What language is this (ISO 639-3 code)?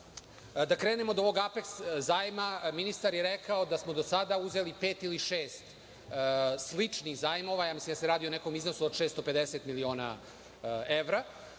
srp